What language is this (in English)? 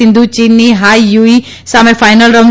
Gujarati